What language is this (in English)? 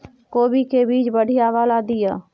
Maithili